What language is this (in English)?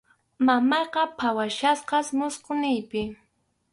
Arequipa-La Unión Quechua